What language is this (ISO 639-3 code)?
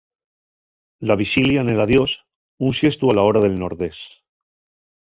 ast